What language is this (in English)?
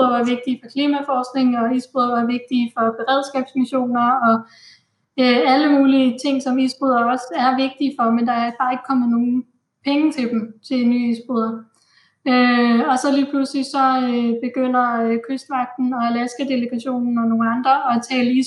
Danish